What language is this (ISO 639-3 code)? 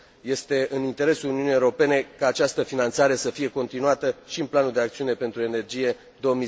ron